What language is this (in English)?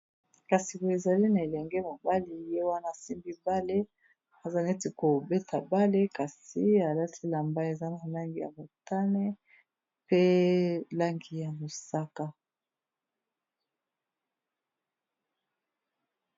Lingala